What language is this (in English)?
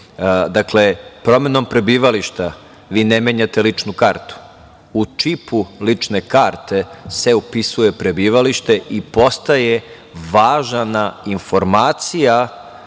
Serbian